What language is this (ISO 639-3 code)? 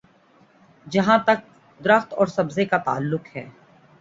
urd